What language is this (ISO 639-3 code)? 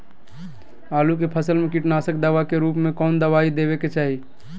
mag